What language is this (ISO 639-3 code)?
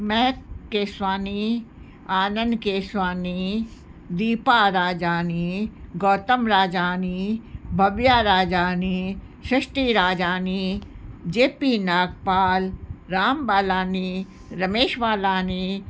snd